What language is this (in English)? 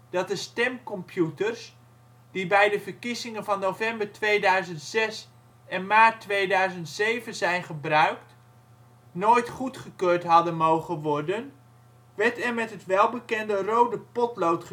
Dutch